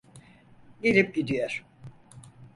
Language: Turkish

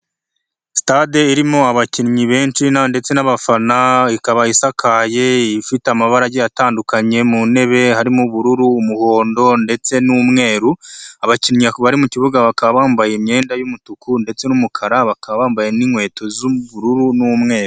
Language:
Kinyarwanda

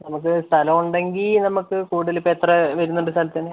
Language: Malayalam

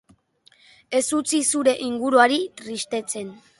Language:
Basque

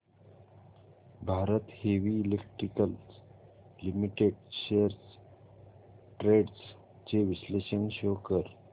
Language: Marathi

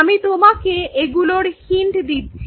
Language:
Bangla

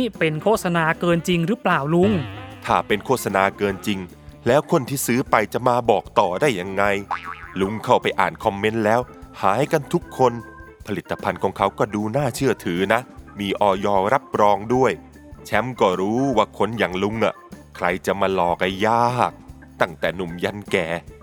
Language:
Thai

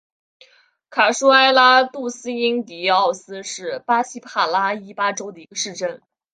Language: Chinese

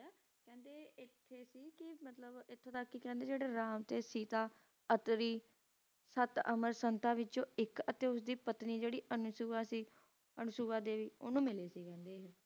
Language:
Punjabi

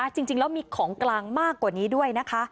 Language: Thai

